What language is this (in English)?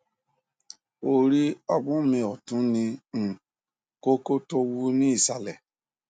Yoruba